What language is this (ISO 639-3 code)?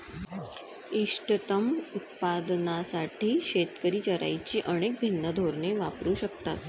mar